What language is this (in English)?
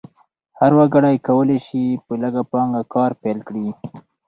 Pashto